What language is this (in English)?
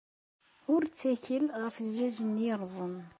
Kabyle